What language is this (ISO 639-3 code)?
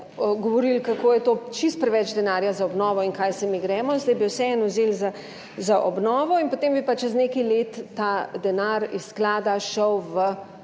slv